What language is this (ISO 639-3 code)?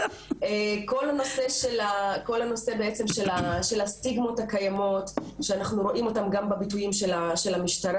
heb